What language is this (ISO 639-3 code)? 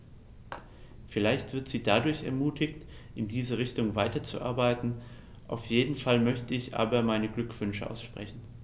deu